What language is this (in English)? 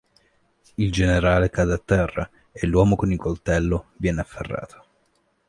Italian